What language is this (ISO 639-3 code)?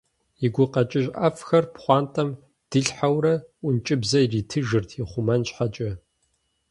kbd